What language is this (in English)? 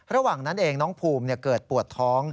Thai